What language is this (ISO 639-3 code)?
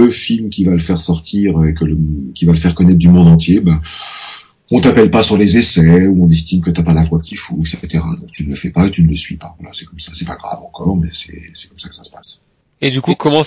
fra